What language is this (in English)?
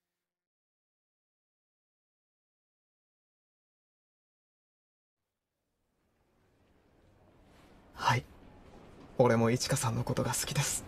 Japanese